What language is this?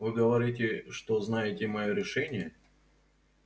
Russian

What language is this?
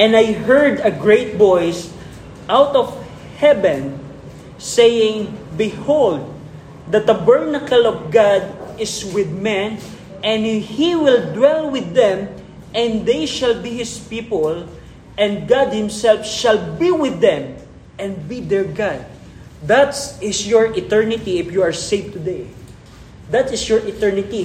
Filipino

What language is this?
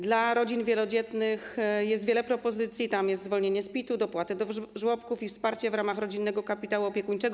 Polish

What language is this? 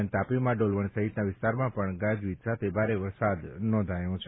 Gujarati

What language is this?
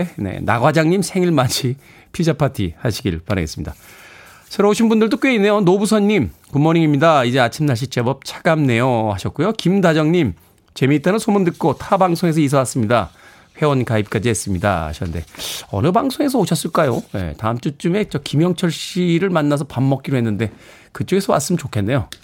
Korean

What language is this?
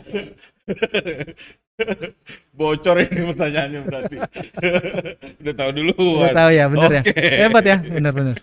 Indonesian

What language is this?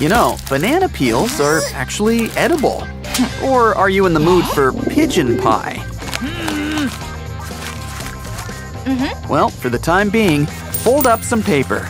English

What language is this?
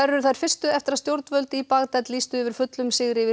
Icelandic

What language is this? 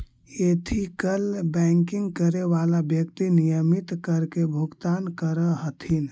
Magahi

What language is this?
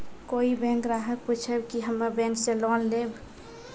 Maithili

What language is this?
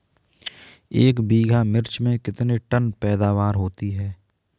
Hindi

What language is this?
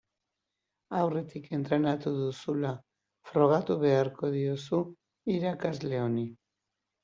Basque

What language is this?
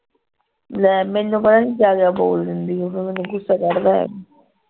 Punjabi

